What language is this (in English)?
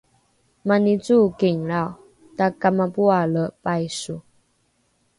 Rukai